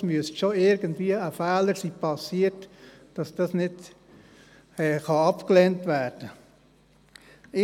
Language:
Swiss German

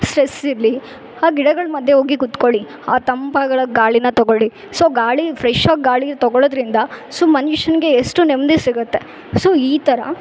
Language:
Kannada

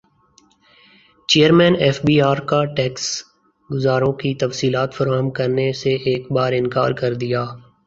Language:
Urdu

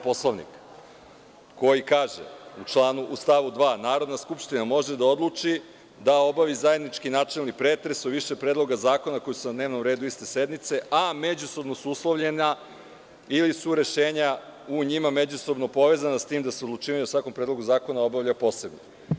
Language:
Serbian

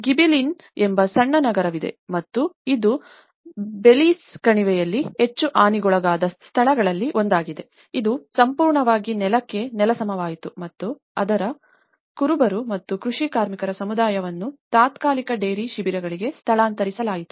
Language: Kannada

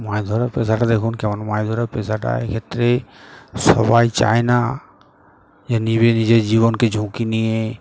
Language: Bangla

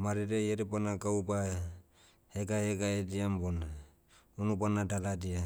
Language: Motu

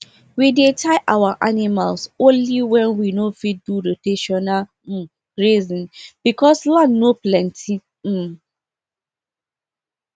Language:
Nigerian Pidgin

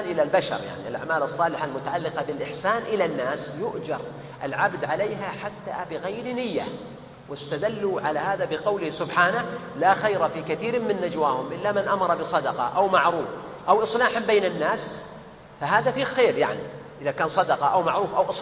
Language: Arabic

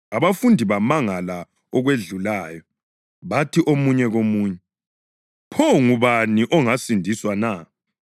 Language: North Ndebele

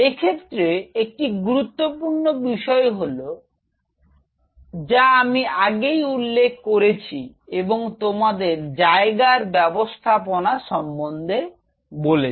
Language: Bangla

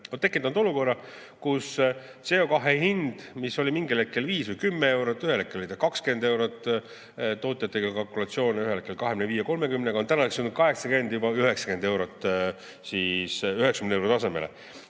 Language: Estonian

